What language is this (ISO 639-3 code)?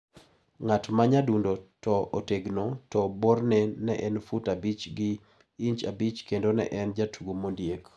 luo